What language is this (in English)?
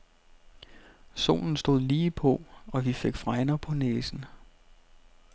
Danish